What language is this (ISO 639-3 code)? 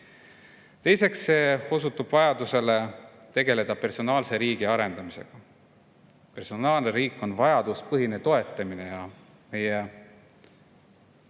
est